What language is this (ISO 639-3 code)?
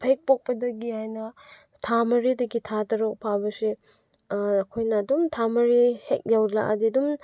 mni